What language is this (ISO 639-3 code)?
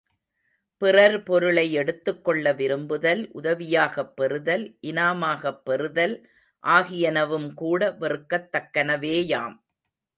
tam